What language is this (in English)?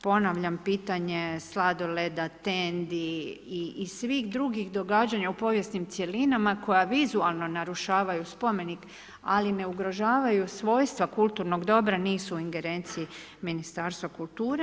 Croatian